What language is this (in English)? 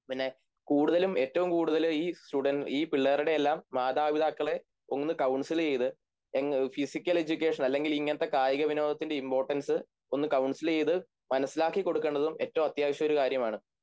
Malayalam